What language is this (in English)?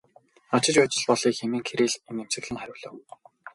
Mongolian